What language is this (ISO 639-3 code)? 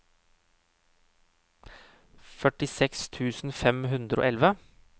nor